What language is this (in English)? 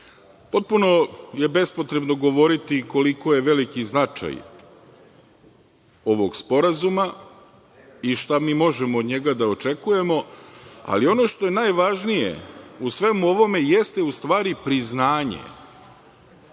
Serbian